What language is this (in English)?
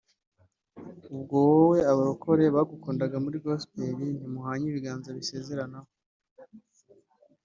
Kinyarwanda